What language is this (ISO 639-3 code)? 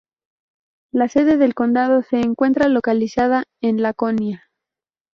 spa